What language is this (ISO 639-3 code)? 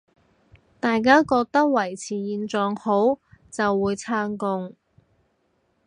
yue